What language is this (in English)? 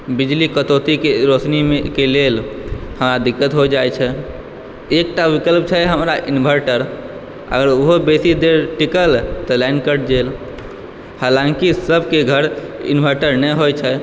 Maithili